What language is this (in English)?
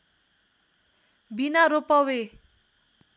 Nepali